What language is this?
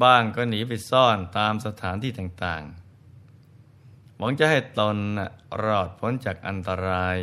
Thai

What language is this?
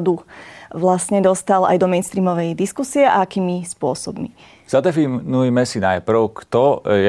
Slovak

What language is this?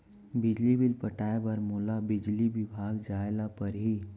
Chhattisgarhi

